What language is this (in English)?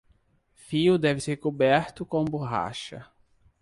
Portuguese